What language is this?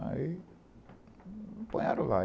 Portuguese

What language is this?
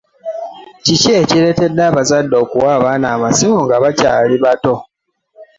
Ganda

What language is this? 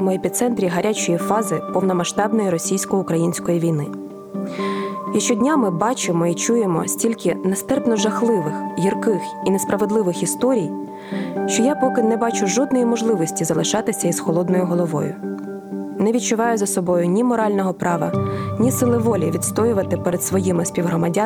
Ukrainian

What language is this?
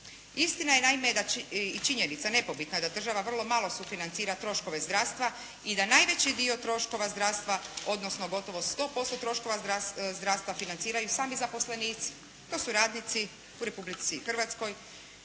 Croatian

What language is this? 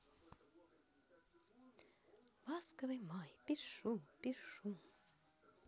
Russian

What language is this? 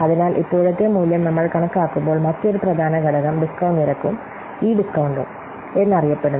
Malayalam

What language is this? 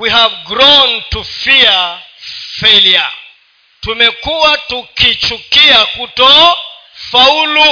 Swahili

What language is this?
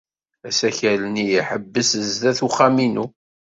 Kabyle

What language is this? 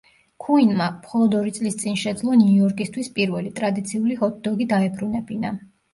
Georgian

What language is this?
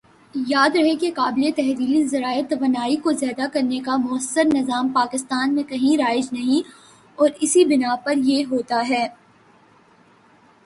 Urdu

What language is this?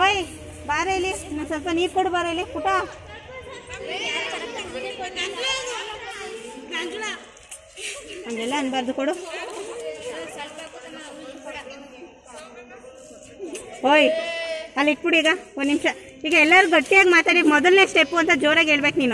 Hindi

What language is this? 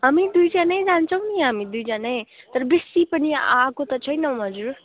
Nepali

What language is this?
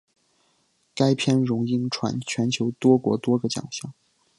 Chinese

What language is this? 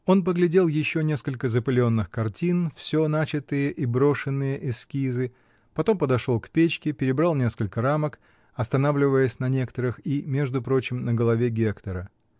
Russian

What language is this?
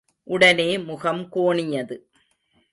Tamil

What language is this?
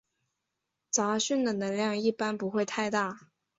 Chinese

